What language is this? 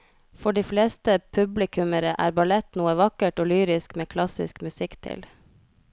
Norwegian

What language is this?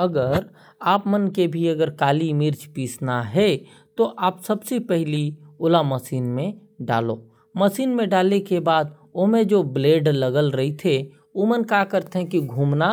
Korwa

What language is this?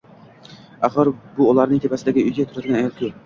Uzbek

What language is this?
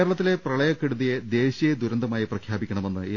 Malayalam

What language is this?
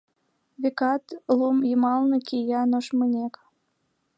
Mari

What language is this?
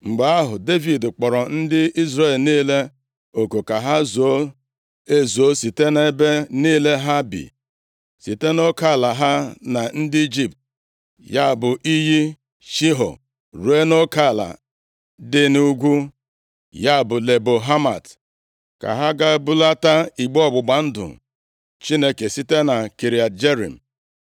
Igbo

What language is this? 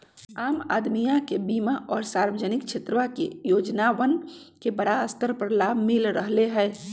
Magahi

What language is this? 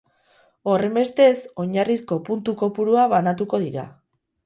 Basque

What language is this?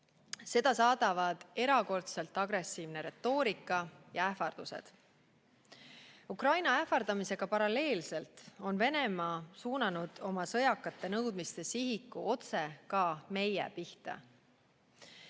Estonian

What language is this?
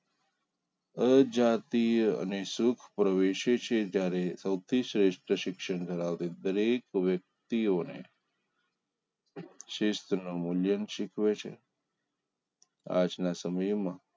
Gujarati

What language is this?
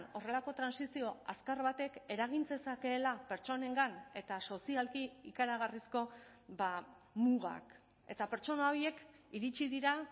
Basque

